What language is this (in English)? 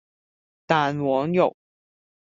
Cantonese